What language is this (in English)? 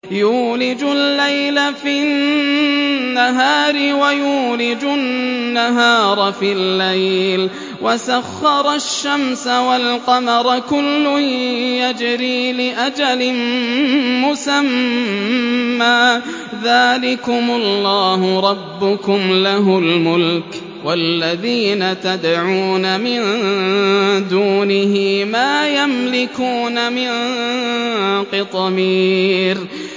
Arabic